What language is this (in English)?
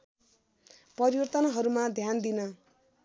Nepali